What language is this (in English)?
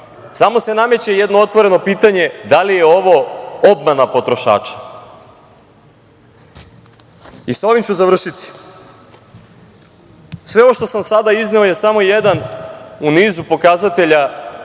Serbian